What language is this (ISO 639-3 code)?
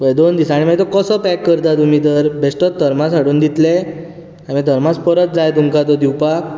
kok